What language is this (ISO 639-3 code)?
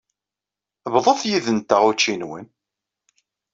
kab